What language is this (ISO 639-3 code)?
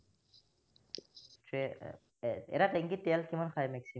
asm